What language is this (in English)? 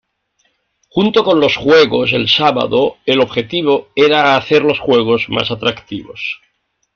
Spanish